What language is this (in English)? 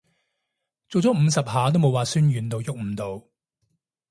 Cantonese